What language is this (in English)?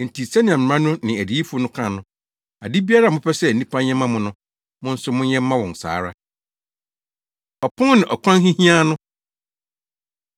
Akan